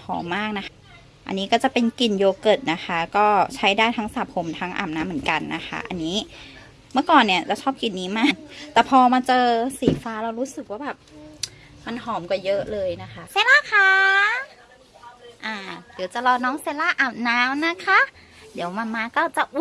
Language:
Thai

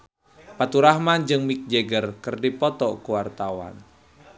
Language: Sundanese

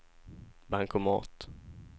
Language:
Swedish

